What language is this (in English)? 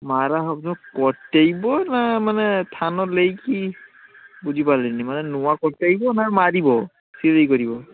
Odia